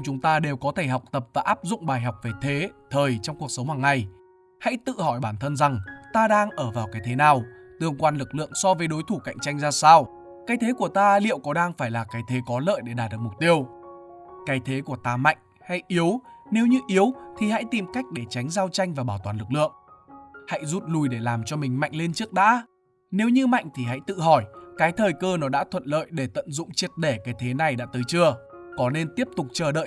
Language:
Vietnamese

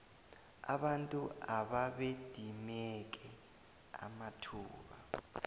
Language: South Ndebele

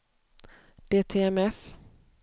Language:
Swedish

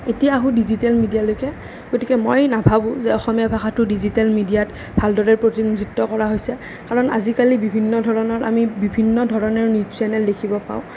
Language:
Assamese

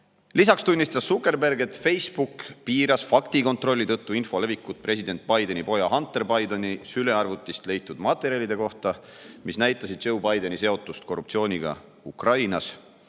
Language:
Estonian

